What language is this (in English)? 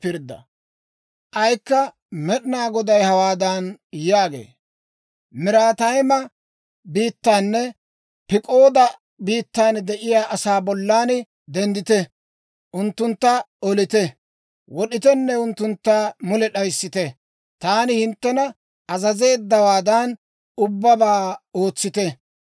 Dawro